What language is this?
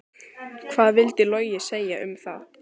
Icelandic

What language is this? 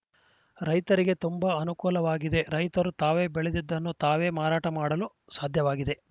Kannada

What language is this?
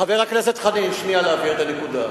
Hebrew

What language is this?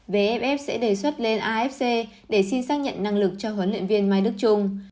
Vietnamese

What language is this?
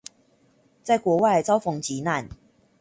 Chinese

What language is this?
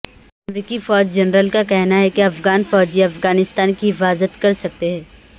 Urdu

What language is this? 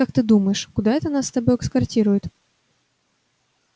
Russian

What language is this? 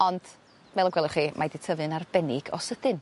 Welsh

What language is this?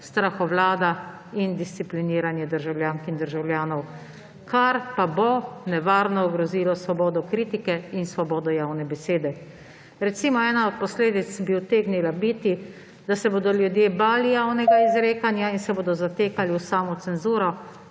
Slovenian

